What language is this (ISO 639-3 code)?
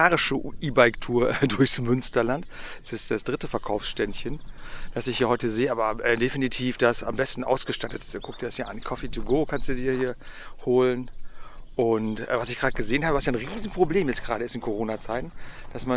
deu